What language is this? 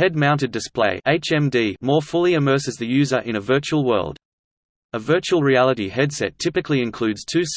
English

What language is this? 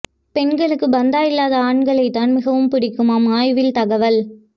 Tamil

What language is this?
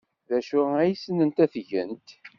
Kabyle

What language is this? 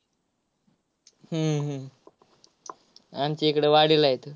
Marathi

